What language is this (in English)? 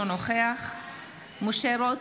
Hebrew